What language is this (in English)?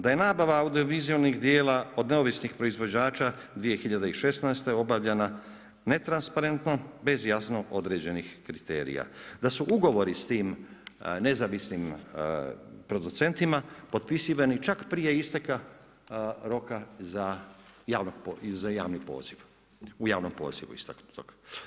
Croatian